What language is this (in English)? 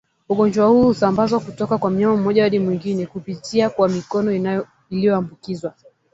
Swahili